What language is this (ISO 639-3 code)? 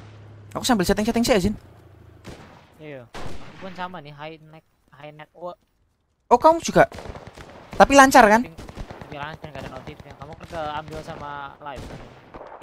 ind